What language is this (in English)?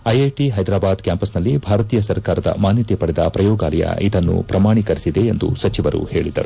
Kannada